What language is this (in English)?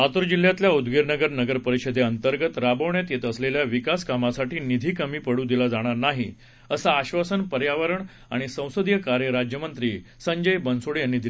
Marathi